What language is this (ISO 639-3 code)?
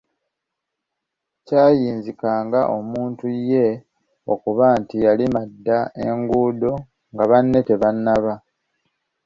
lug